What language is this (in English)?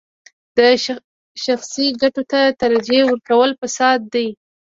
Pashto